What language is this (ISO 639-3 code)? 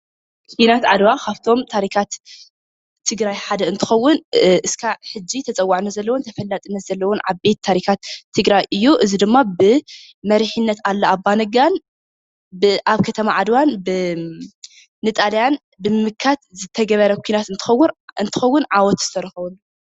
tir